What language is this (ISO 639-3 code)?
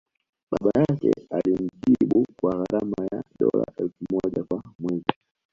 swa